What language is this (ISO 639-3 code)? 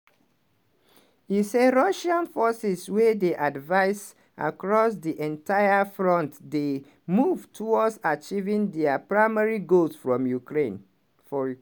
pcm